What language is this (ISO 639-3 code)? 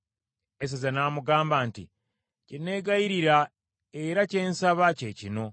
lug